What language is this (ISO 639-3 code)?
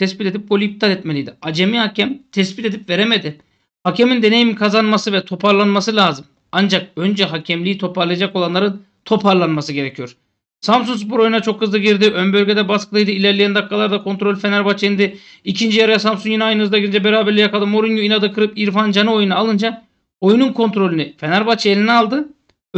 tur